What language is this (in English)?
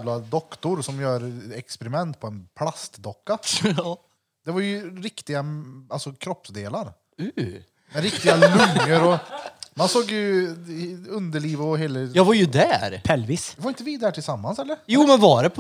Swedish